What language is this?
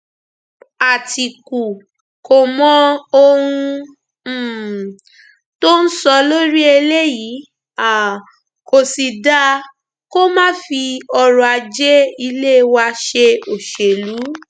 Yoruba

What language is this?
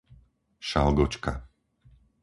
Slovak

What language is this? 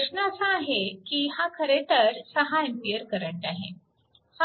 Marathi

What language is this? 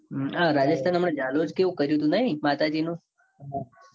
Gujarati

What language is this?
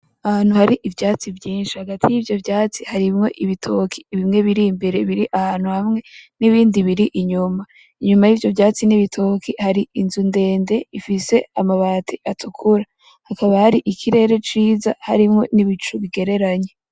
Rundi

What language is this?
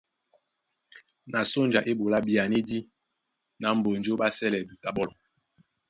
Duala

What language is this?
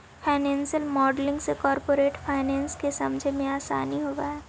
Magahi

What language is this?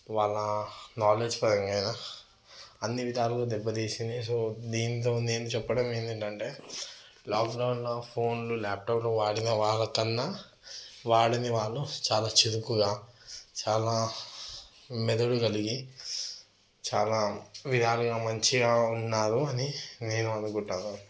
Telugu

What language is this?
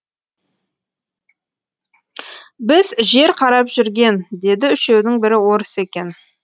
Kazakh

